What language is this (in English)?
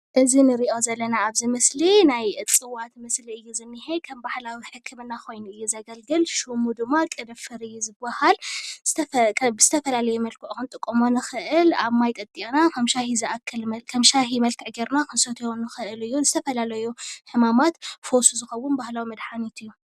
Tigrinya